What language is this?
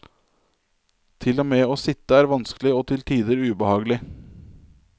Norwegian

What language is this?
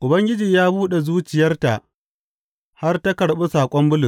Hausa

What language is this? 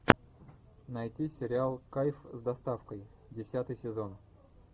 Russian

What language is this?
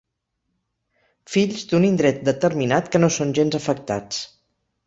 Catalan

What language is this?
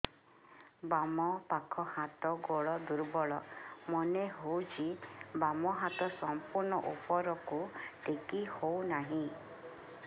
Odia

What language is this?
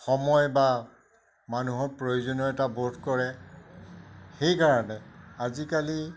Assamese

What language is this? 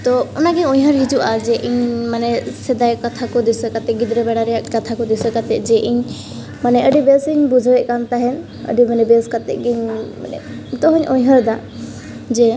Santali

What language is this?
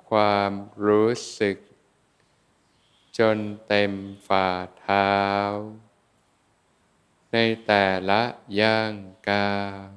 Thai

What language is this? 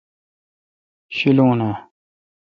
Kalkoti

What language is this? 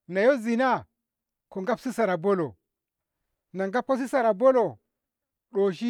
Ngamo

